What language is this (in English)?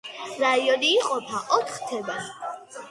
Georgian